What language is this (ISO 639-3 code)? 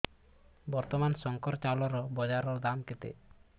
ori